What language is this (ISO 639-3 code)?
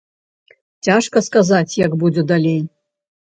bel